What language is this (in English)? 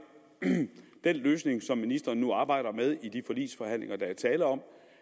Danish